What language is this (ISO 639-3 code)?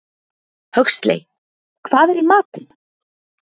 isl